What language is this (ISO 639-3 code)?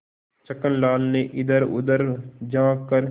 hin